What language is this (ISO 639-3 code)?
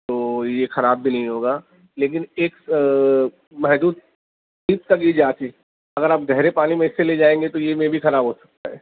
urd